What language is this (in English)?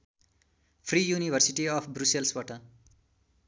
Nepali